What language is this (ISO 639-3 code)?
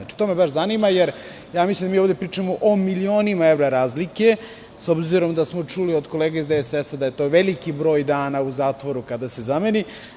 srp